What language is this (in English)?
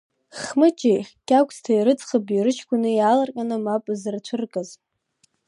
Abkhazian